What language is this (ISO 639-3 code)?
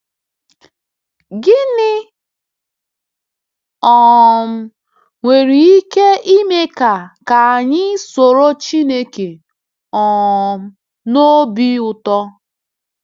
ibo